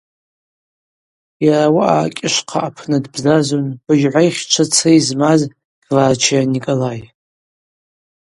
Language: Abaza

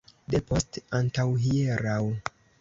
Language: Esperanto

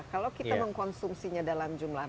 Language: Indonesian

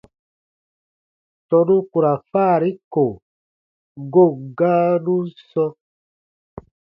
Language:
Baatonum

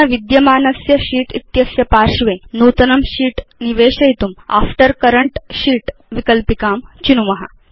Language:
Sanskrit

